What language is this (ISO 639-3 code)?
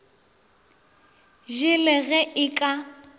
nso